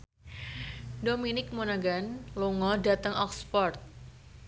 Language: Javanese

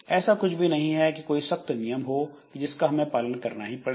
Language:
Hindi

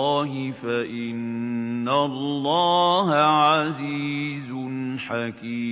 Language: Arabic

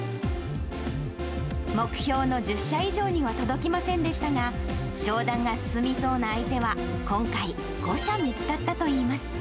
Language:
Japanese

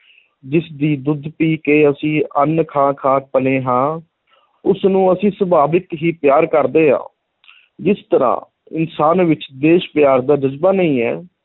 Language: Punjabi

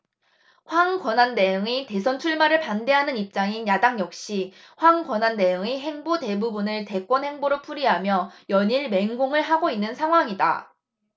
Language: Korean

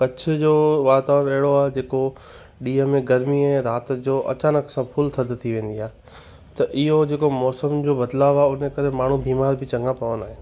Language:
Sindhi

